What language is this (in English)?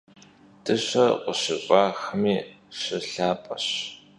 Kabardian